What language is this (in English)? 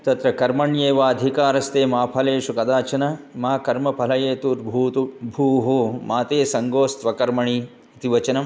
Sanskrit